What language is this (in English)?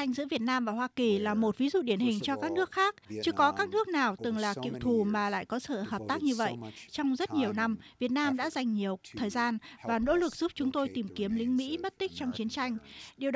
Vietnamese